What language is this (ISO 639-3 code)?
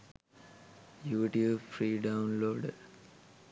sin